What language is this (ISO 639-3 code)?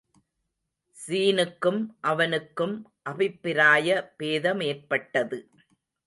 tam